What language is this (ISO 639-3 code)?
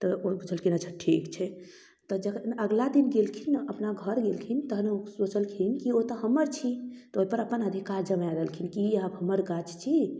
mai